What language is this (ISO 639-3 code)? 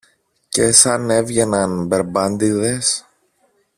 ell